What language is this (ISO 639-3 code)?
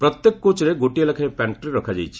ori